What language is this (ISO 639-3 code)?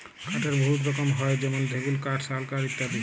ben